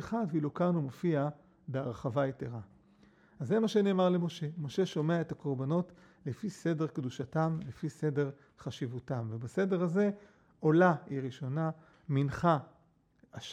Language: Hebrew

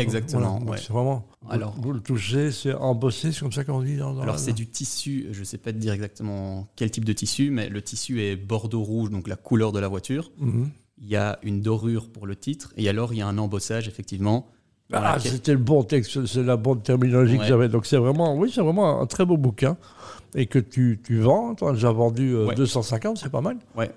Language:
French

